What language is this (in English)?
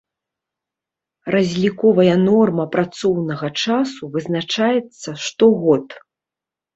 Belarusian